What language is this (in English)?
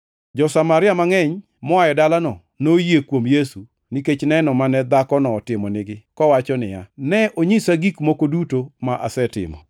Luo (Kenya and Tanzania)